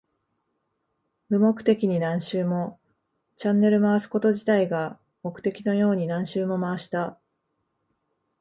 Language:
Japanese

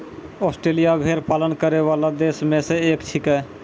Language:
Maithili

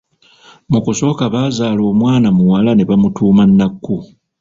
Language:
Ganda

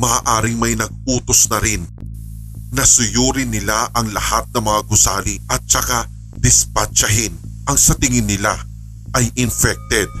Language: Filipino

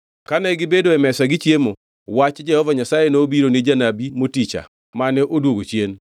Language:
Luo (Kenya and Tanzania)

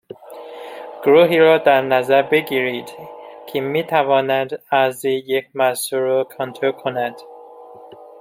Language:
Persian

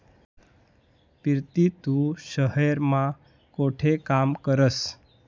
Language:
Marathi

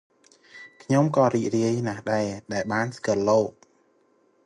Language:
Khmer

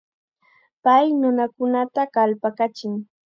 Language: Chiquián Ancash Quechua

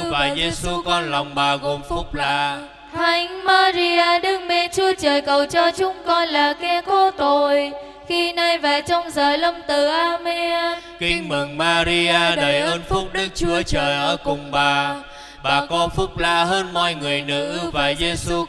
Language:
Vietnamese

